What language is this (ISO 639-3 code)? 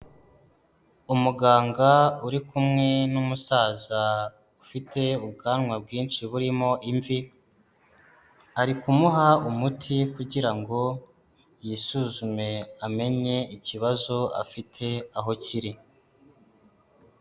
kin